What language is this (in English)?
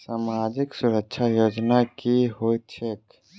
Maithili